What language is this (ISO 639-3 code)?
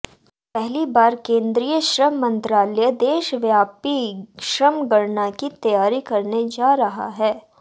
hin